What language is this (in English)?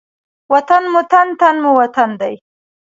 Pashto